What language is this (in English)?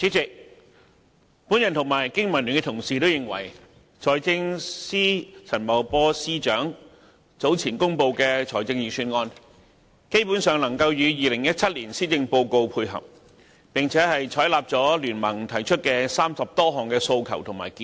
Cantonese